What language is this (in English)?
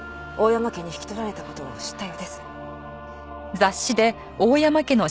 Japanese